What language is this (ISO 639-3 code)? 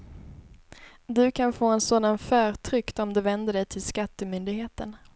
swe